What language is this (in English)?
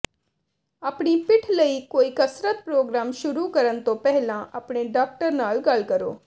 Punjabi